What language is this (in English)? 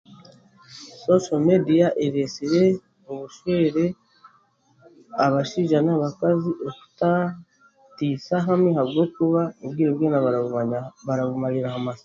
Chiga